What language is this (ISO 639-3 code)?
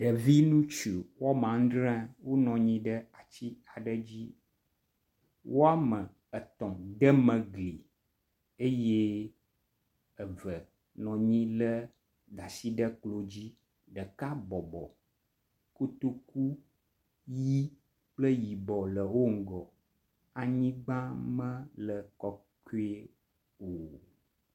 ewe